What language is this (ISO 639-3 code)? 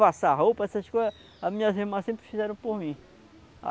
por